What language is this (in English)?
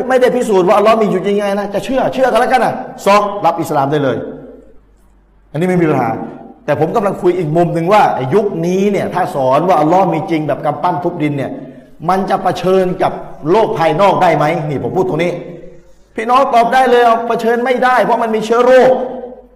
Thai